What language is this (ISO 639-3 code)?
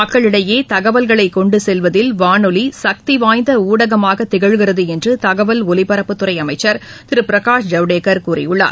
tam